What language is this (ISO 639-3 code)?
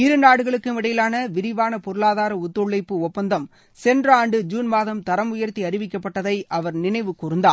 tam